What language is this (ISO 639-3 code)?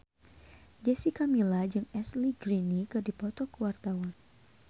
sun